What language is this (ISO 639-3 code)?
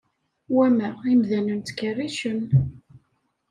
kab